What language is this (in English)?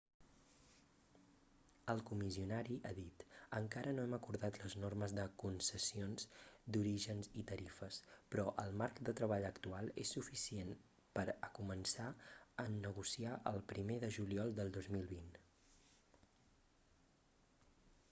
Catalan